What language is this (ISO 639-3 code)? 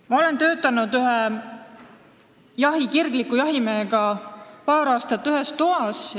est